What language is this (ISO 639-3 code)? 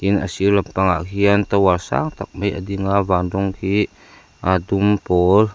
lus